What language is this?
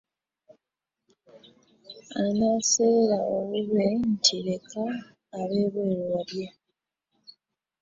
Ganda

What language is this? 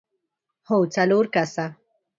Pashto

